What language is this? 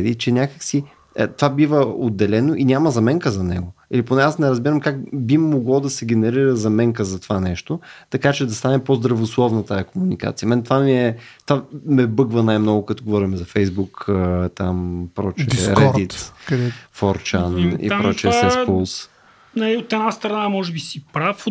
Bulgarian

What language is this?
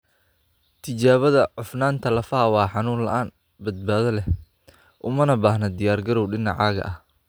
Somali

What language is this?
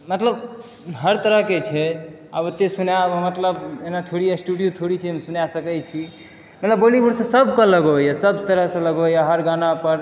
Maithili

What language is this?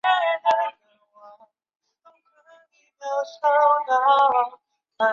Chinese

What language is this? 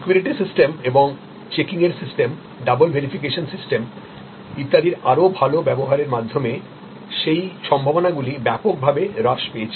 Bangla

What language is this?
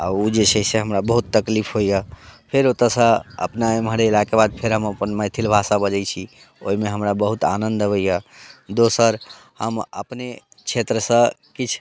Maithili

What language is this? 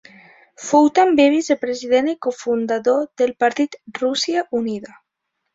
Catalan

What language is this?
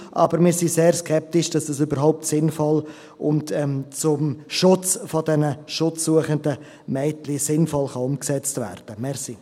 Swiss German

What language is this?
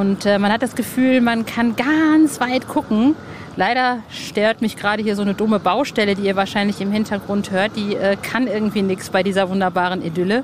German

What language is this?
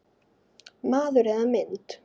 Icelandic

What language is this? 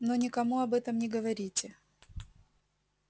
Russian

